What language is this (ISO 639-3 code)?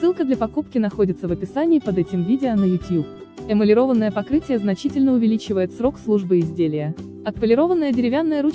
rus